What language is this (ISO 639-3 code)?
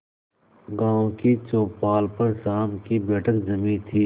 hin